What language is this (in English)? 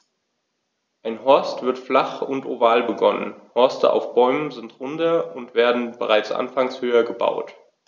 German